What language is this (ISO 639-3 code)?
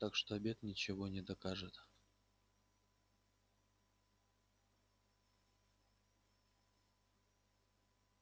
rus